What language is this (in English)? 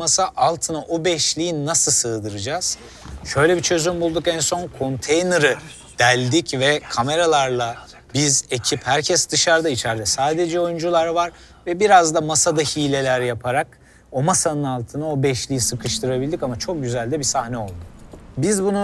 Turkish